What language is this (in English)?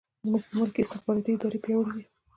Pashto